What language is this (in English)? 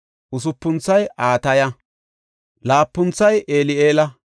Gofa